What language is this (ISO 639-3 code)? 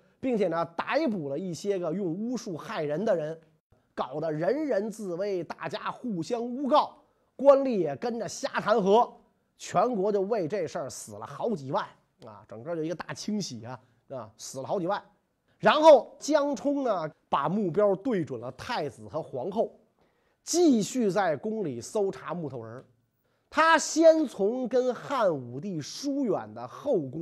zho